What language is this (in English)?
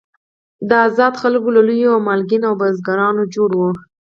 Pashto